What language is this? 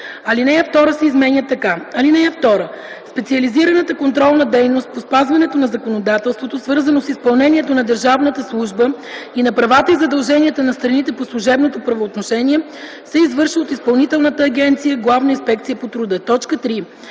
Bulgarian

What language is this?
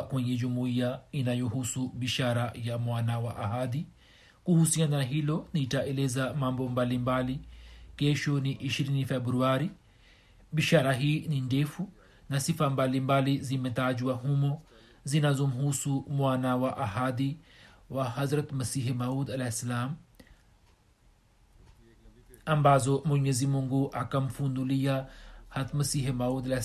Swahili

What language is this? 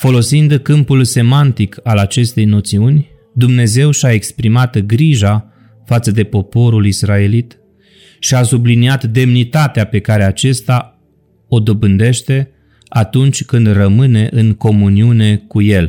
Romanian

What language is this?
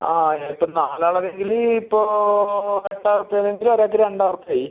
Malayalam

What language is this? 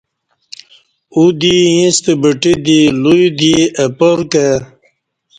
Kati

